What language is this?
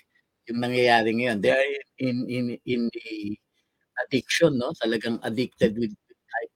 Filipino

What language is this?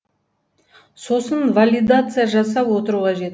Kazakh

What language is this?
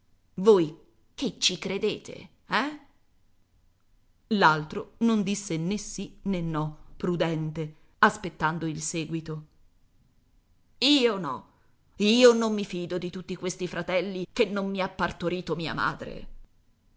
Italian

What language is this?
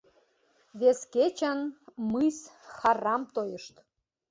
Mari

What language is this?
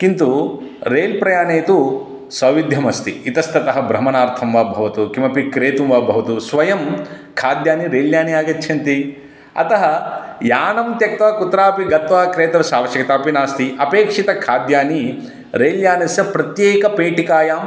Sanskrit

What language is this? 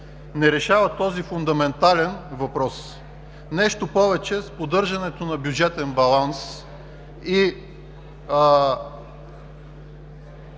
Bulgarian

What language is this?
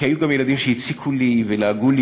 Hebrew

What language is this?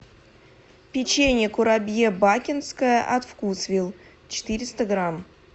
Russian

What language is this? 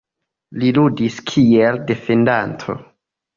Esperanto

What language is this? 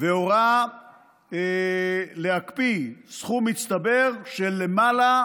Hebrew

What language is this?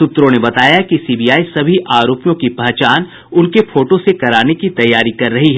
Hindi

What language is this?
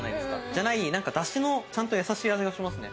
Japanese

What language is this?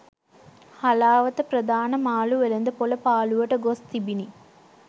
Sinhala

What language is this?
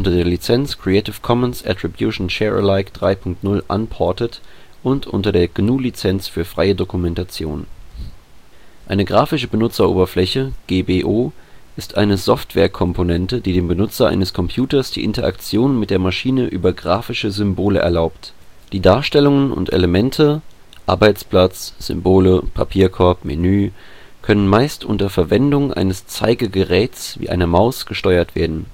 German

